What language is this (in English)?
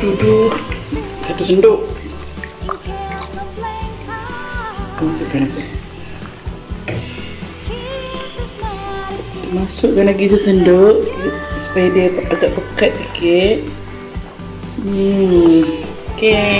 Malay